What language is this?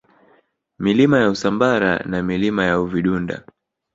Swahili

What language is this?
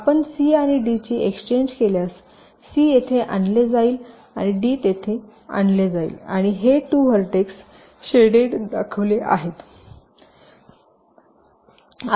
Marathi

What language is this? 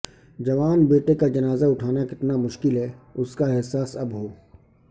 Urdu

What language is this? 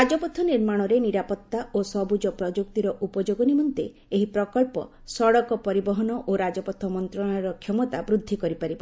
Odia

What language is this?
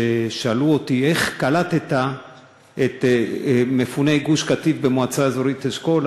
Hebrew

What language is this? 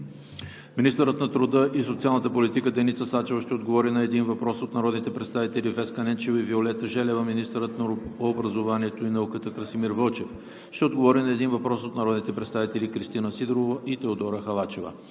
Bulgarian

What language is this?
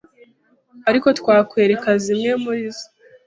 Kinyarwanda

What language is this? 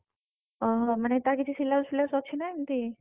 Odia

